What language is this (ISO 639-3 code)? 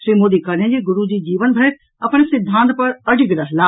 mai